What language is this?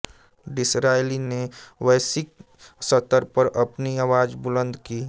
Hindi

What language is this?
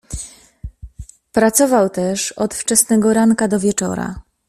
Polish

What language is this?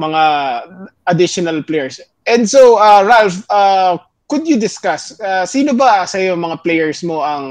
Filipino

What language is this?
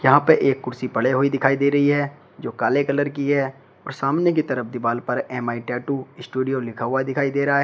Hindi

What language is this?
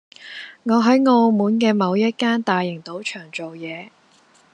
Cantonese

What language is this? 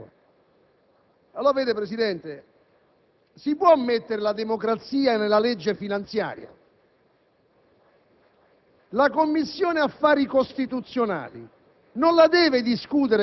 Italian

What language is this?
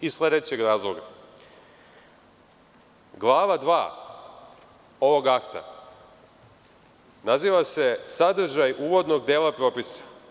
Serbian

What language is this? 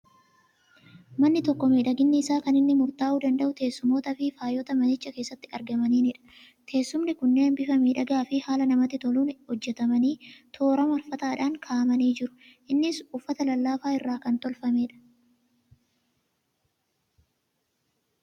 Oromo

